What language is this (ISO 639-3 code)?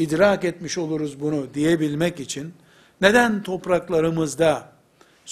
tur